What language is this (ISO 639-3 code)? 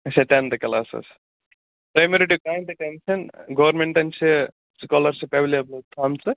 kas